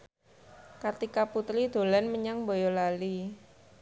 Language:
Javanese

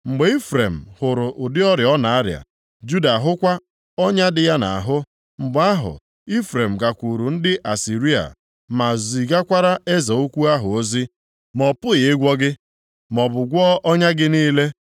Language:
Igbo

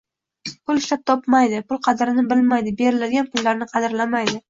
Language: Uzbek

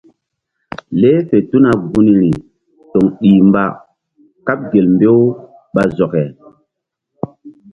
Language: Mbum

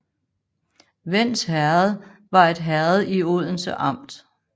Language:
Danish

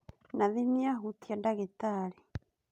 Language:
Kikuyu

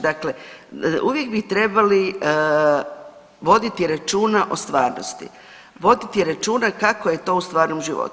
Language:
Croatian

